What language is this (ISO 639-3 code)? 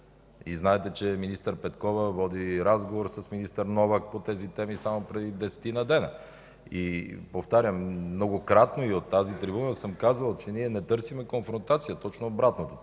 bul